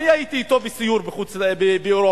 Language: Hebrew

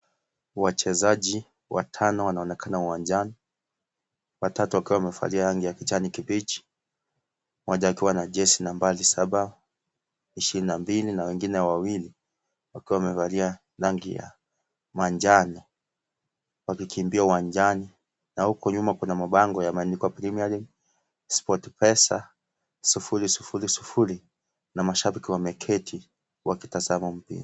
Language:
Swahili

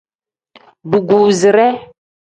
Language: Tem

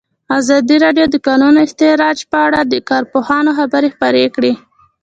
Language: Pashto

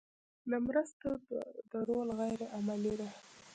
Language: Pashto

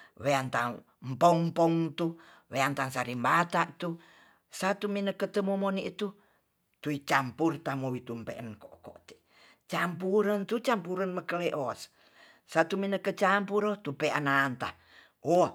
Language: Tonsea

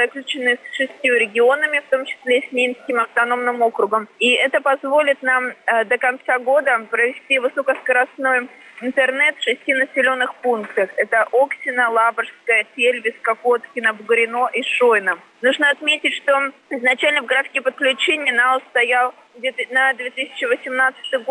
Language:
Russian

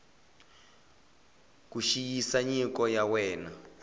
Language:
Tsonga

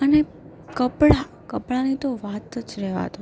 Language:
Gujarati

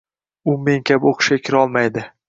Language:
Uzbek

